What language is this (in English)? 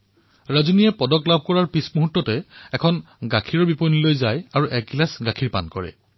Assamese